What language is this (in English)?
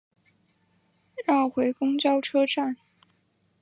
Chinese